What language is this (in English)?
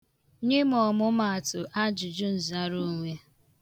Igbo